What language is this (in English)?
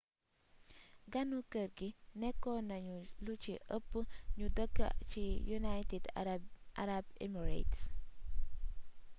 Wolof